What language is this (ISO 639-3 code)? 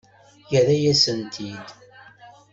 kab